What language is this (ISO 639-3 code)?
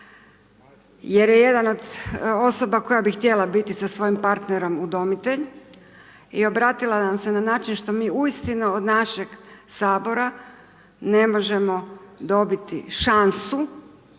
hrv